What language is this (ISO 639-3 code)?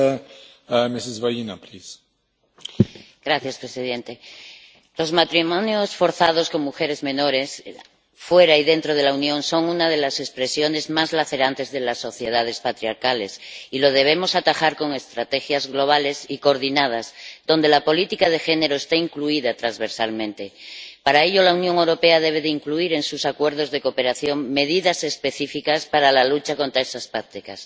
spa